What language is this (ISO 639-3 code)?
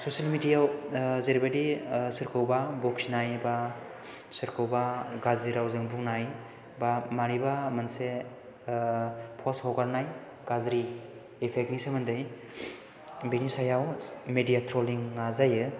brx